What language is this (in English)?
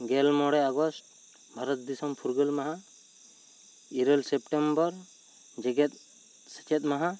Santali